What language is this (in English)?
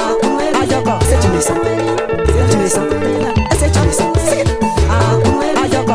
Portuguese